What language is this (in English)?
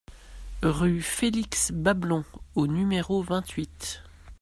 French